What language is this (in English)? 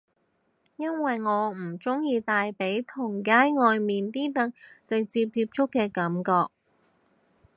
Cantonese